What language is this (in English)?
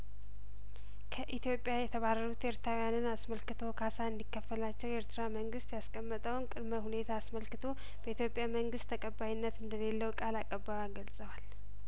Amharic